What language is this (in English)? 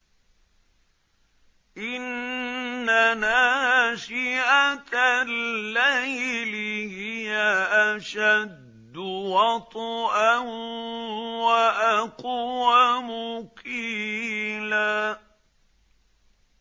Arabic